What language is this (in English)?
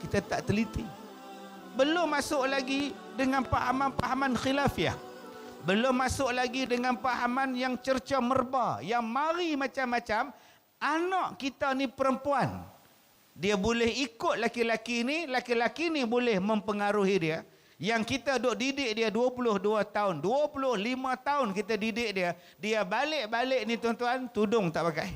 Malay